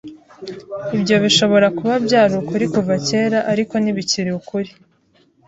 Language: Kinyarwanda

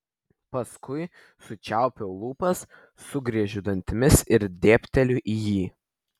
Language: Lithuanian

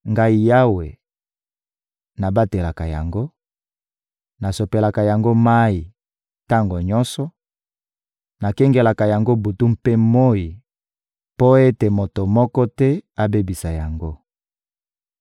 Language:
Lingala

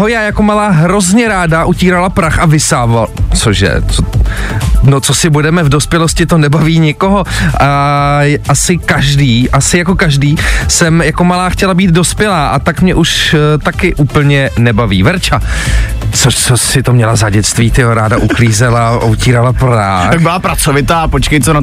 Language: Czech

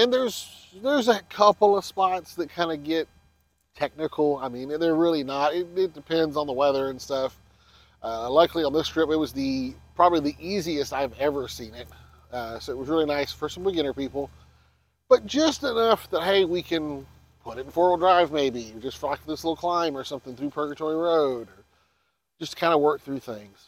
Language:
English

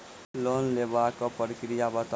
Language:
Maithili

